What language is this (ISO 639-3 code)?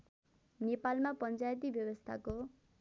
nep